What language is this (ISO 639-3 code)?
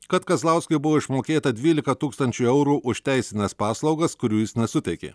lit